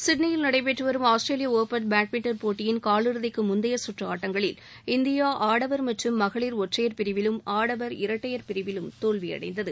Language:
Tamil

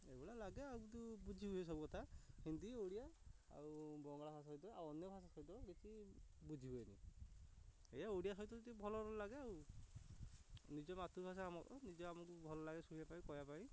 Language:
Odia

